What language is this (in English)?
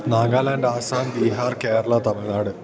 Malayalam